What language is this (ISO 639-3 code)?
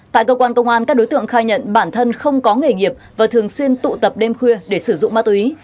vie